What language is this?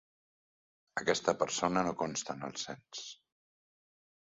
Catalan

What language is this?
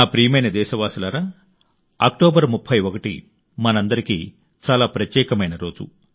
Telugu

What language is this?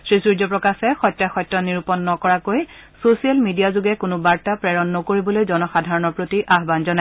Assamese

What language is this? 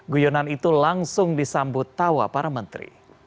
Indonesian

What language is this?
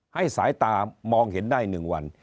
Thai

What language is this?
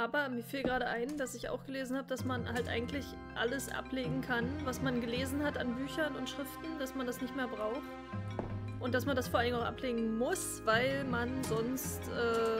German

